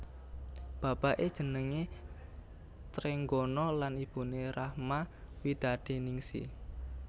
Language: Javanese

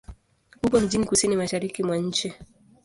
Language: Swahili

